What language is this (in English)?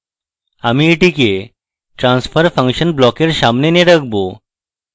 Bangla